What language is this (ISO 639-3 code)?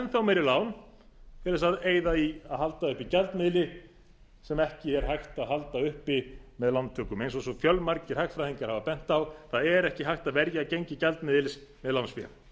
isl